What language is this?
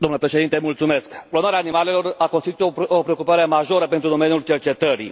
Romanian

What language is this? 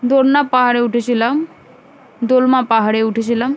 Bangla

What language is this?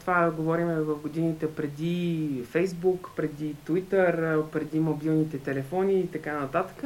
Bulgarian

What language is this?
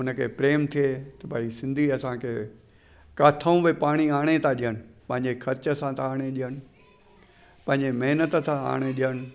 Sindhi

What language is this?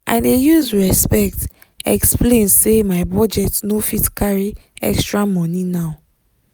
Nigerian Pidgin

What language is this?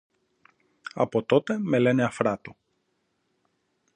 Greek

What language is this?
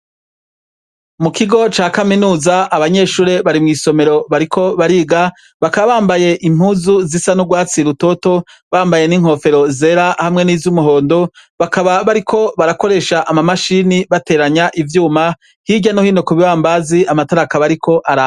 Rundi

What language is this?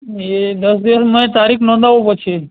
Gujarati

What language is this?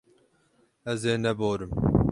Kurdish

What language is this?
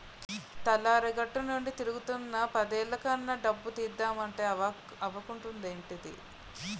Telugu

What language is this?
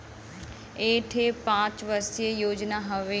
Bhojpuri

